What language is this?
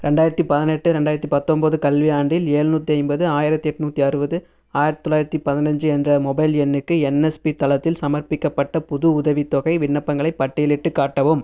Tamil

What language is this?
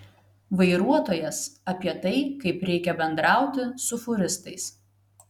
Lithuanian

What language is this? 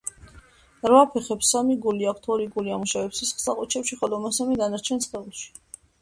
Georgian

